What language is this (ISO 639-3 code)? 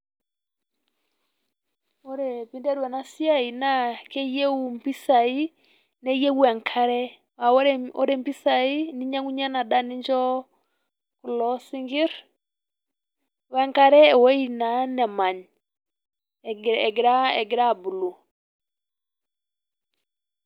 mas